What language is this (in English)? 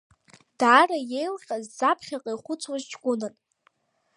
Abkhazian